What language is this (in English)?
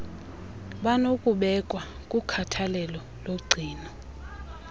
Xhosa